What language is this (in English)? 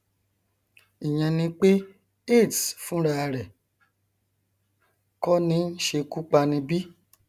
Yoruba